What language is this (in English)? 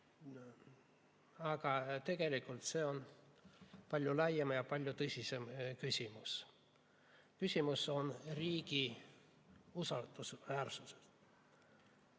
Estonian